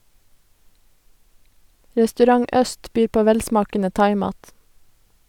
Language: Norwegian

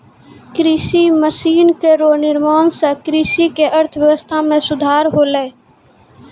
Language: Maithili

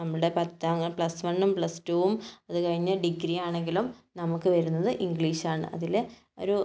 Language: Malayalam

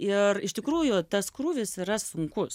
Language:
Lithuanian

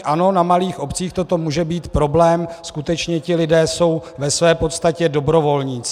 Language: Czech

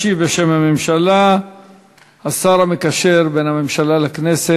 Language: Hebrew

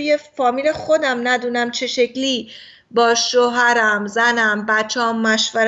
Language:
Persian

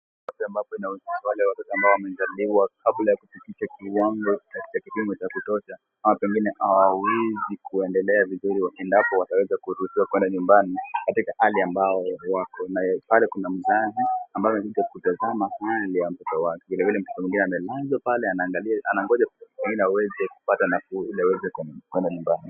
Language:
Swahili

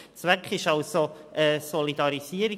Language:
Swiss German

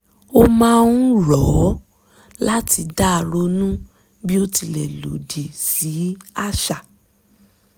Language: Yoruba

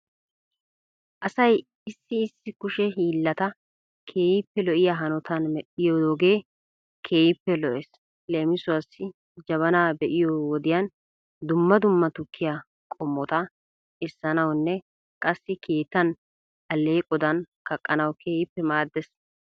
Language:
Wolaytta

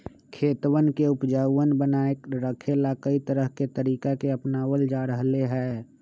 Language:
Magahi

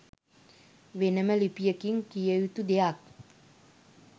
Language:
Sinhala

